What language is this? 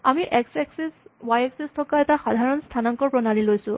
Assamese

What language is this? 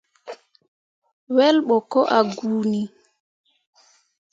Mundang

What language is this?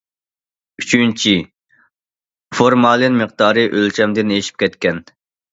Uyghur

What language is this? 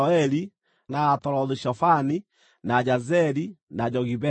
Kikuyu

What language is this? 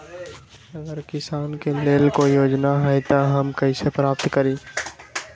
Magahi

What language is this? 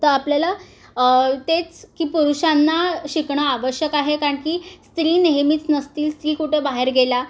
Marathi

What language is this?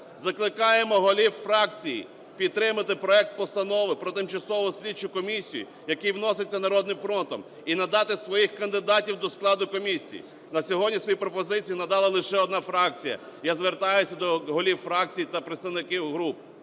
Ukrainian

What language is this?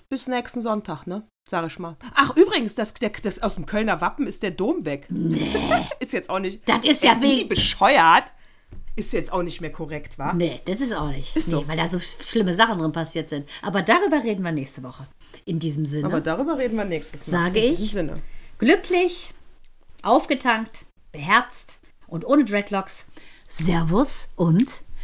German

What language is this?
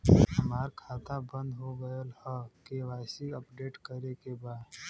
Bhojpuri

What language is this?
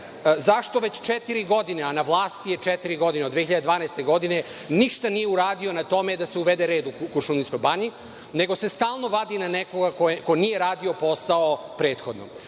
Serbian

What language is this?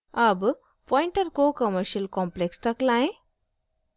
Hindi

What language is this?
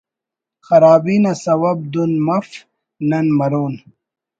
Brahui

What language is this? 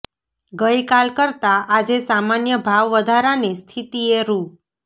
Gujarati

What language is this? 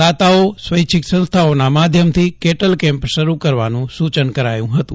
Gujarati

